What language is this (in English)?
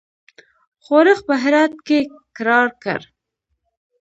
Pashto